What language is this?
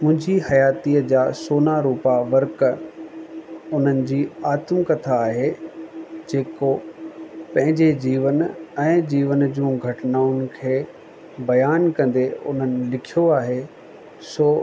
Sindhi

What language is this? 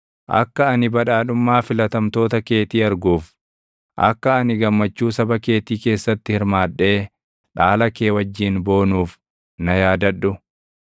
Oromo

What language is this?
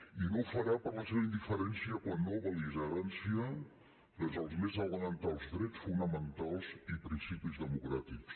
Catalan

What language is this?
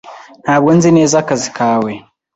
Kinyarwanda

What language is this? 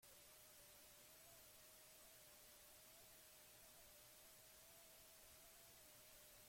Basque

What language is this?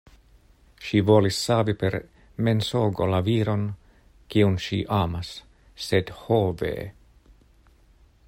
Esperanto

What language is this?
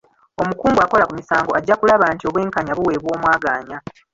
Ganda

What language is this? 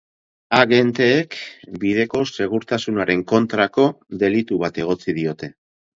Basque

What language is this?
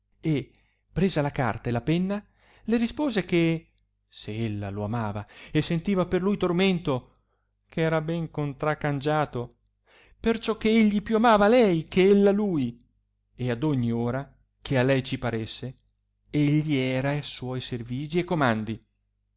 Italian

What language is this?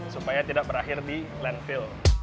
Indonesian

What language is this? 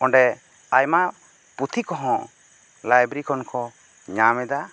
Santali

